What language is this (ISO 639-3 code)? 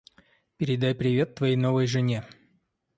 rus